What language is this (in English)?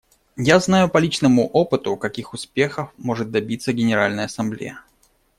Russian